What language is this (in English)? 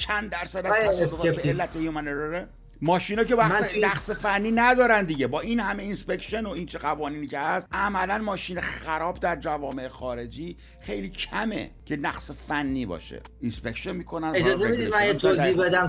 Persian